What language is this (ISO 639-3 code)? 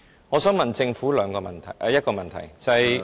yue